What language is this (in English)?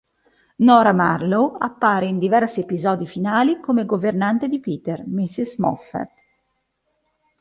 Italian